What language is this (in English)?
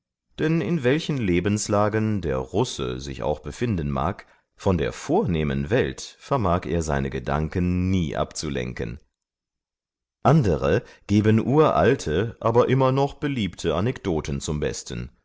German